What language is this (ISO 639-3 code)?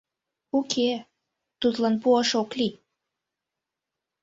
chm